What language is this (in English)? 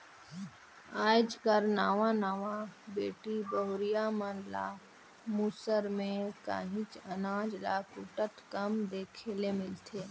Chhattisgarhi